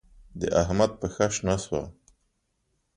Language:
Pashto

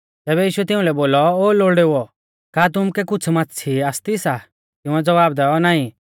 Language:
Mahasu Pahari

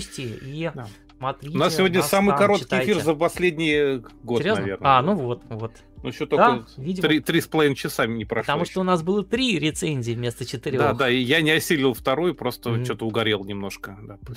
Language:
Russian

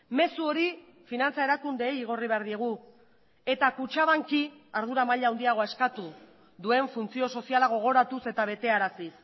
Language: Basque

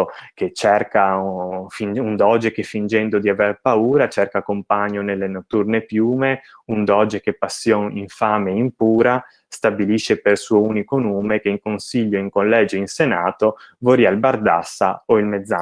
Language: Italian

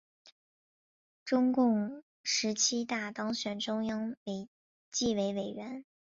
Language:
Chinese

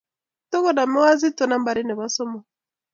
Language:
Kalenjin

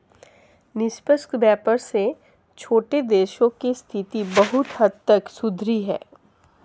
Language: Hindi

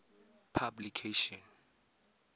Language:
Tswana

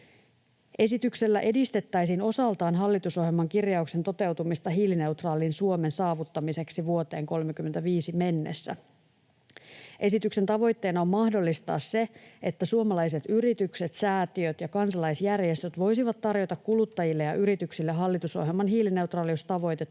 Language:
Finnish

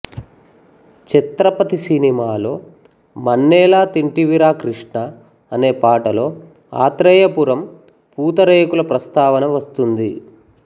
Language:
Telugu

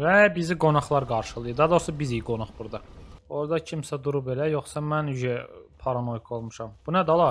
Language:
Turkish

